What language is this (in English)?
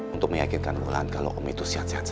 Indonesian